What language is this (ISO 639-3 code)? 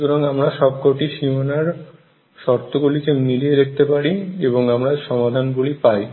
ben